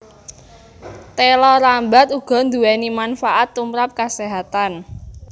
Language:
Javanese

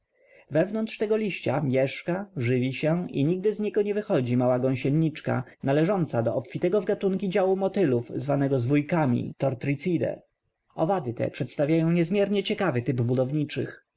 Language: Polish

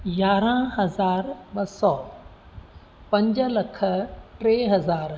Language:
Sindhi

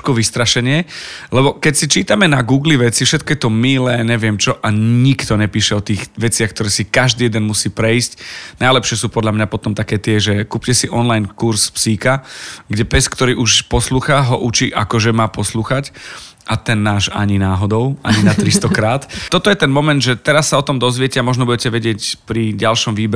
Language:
Slovak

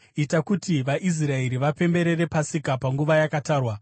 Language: Shona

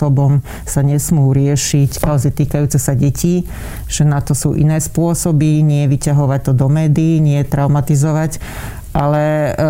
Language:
Slovak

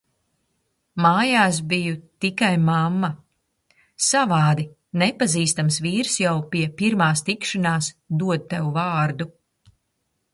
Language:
Latvian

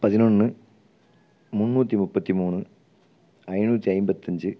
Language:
Tamil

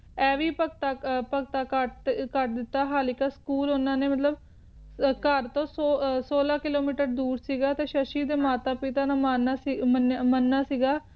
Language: Punjabi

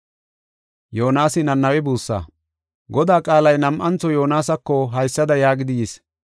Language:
Gofa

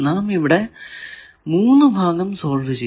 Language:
Malayalam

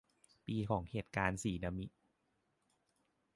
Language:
Thai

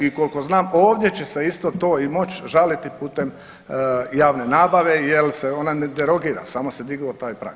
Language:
Croatian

